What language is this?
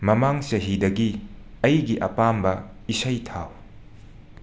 Manipuri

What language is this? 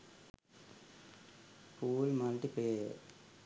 Sinhala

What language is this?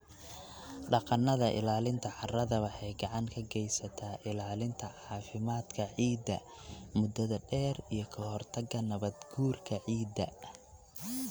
Somali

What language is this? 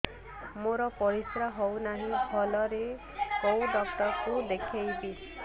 Odia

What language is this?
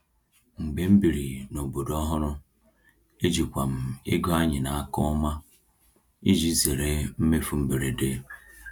Igbo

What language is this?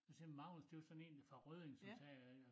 Danish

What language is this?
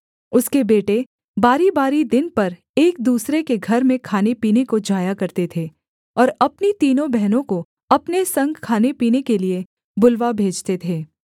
Hindi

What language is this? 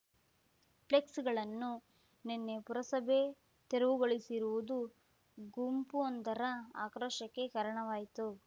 Kannada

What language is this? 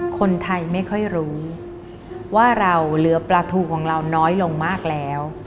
Thai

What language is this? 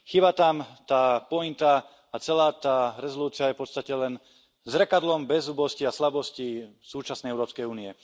Slovak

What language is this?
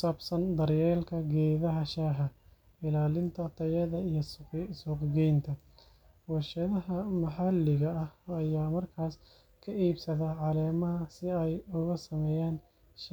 Somali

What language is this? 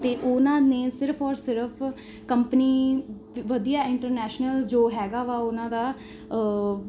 Punjabi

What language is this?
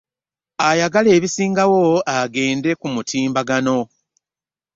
Ganda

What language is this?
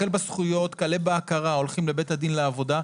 Hebrew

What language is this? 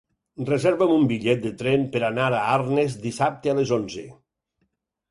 Catalan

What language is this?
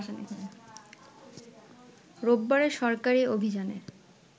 Bangla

